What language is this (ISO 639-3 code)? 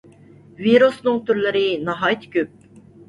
uig